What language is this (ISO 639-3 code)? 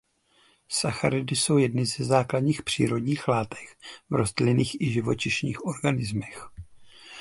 ces